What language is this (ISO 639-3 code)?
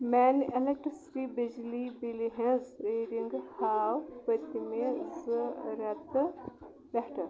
kas